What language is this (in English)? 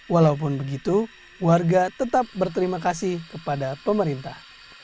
Indonesian